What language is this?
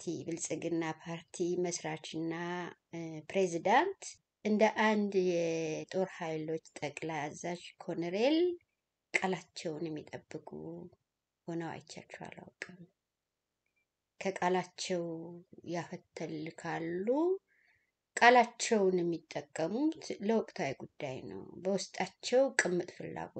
Arabic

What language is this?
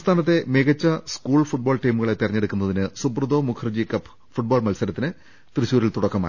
Malayalam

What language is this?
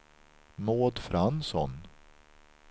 Swedish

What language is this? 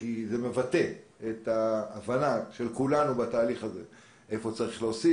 Hebrew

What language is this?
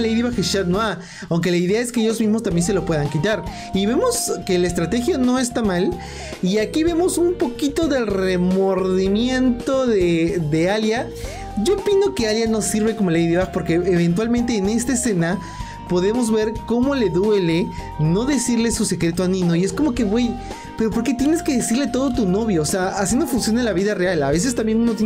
Spanish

